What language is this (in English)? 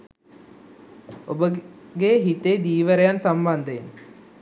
Sinhala